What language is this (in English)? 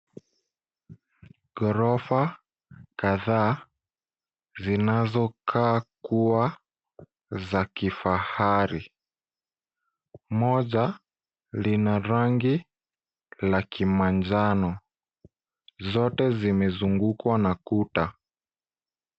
Swahili